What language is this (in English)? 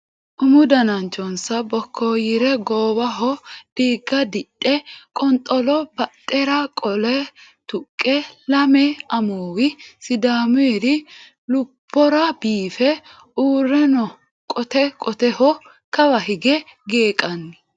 Sidamo